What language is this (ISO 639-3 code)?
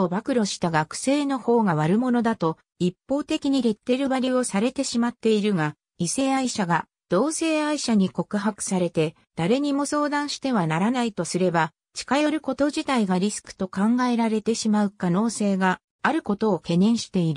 jpn